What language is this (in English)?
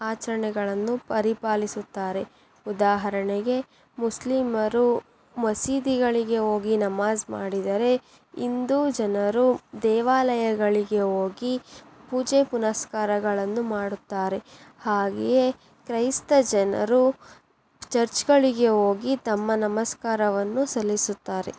Kannada